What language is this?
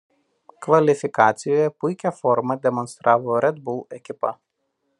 Lithuanian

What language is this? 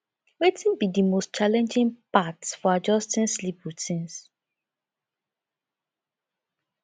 Nigerian Pidgin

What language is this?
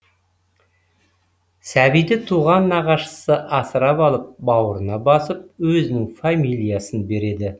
Kazakh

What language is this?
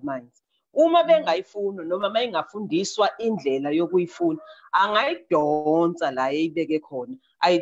English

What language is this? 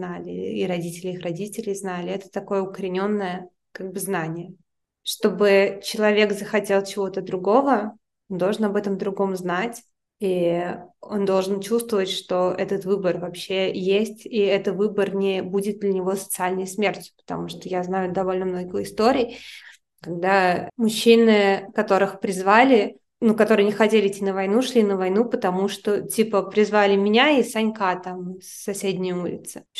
Russian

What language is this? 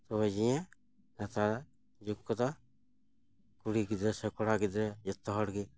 Santali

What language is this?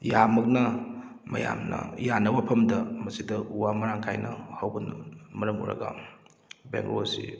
Manipuri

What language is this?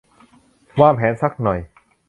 Thai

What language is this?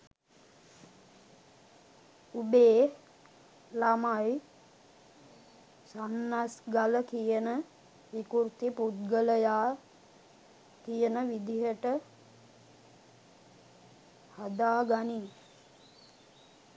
Sinhala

